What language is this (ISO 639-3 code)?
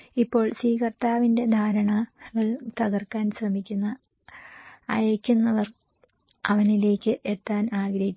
mal